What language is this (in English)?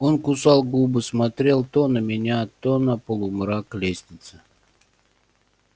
Russian